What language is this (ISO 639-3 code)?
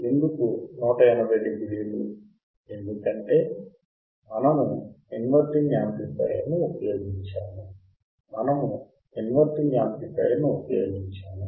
tel